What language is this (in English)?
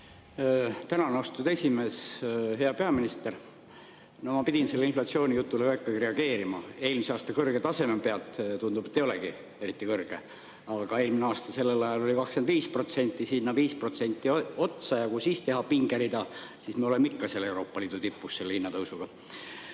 Estonian